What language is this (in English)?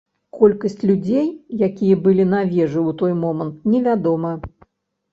Belarusian